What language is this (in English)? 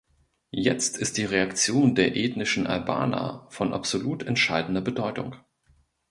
German